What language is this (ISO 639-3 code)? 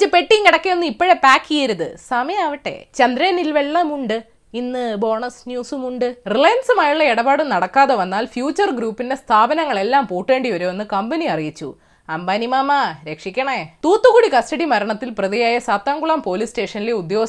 mal